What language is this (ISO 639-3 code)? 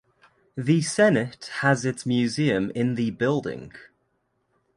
eng